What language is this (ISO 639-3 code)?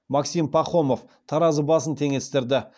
kaz